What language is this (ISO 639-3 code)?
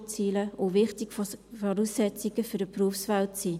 gsw